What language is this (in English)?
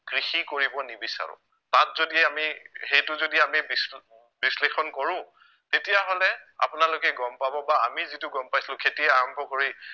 Assamese